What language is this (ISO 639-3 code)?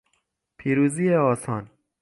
fas